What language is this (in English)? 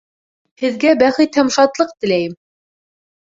Bashkir